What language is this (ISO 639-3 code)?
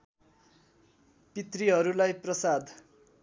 nep